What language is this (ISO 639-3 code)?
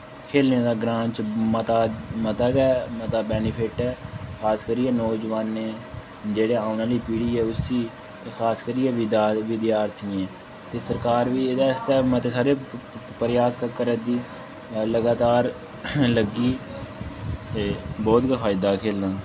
doi